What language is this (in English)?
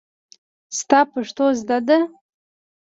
Pashto